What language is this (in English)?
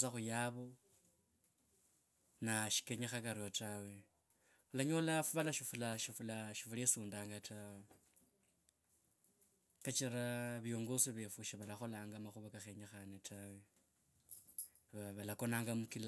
Kabras